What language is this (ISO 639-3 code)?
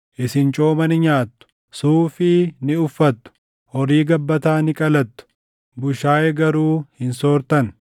orm